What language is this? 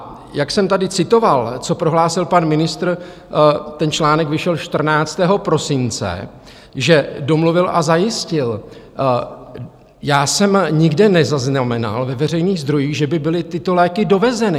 Czech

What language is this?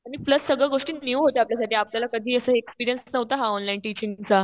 Marathi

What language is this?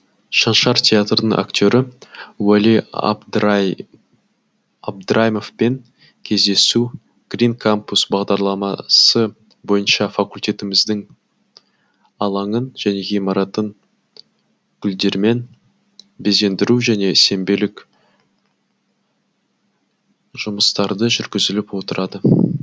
Kazakh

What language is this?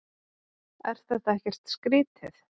Icelandic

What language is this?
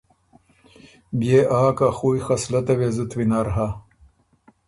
Ormuri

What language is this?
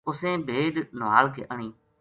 Gujari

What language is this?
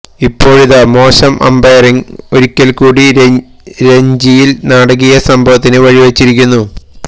Malayalam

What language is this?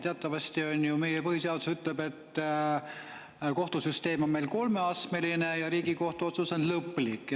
Estonian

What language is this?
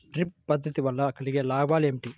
Telugu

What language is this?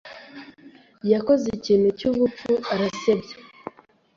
Kinyarwanda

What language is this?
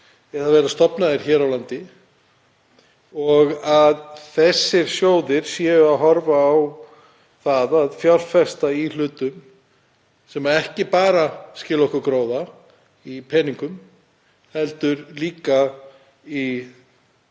Icelandic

